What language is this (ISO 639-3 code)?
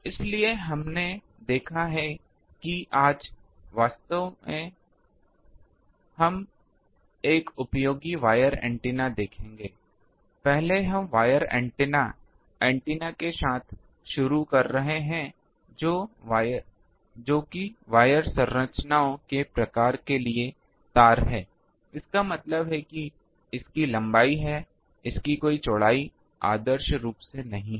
hin